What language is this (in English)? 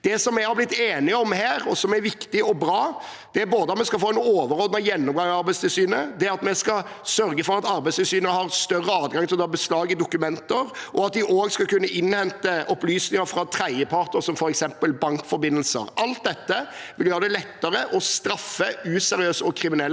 Norwegian